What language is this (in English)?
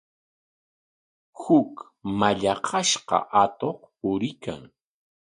Corongo Ancash Quechua